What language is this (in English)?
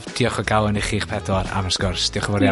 Welsh